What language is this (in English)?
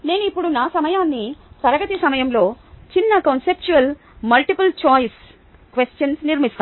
Telugu